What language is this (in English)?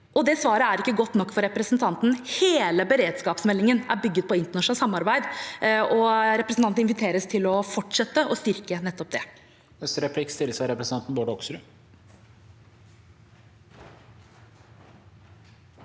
Norwegian